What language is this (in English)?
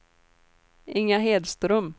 Swedish